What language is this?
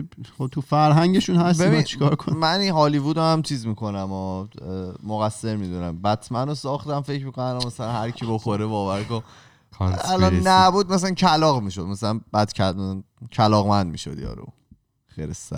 Persian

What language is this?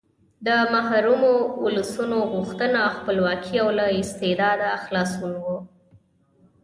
Pashto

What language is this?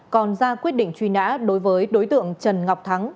Vietnamese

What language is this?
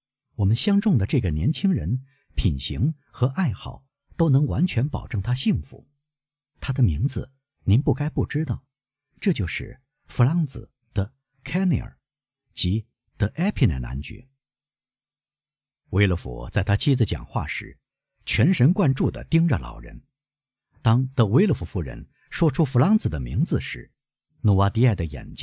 Chinese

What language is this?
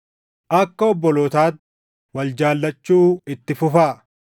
Oromo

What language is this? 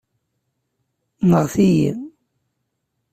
Kabyle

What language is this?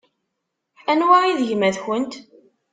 Kabyle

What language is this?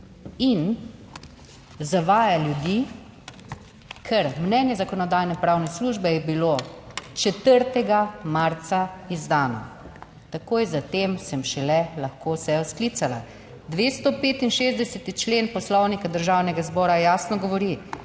Slovenian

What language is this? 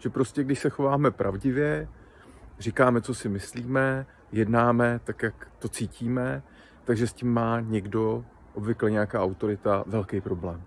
Czech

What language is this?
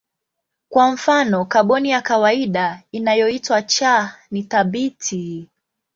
Swahili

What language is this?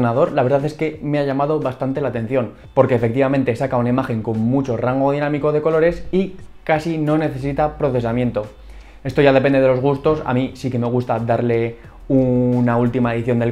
Spanish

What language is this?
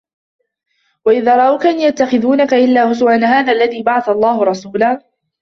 Arabic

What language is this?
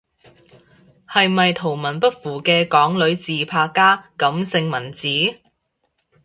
Cantonese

